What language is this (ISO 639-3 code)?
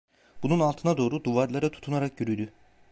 tur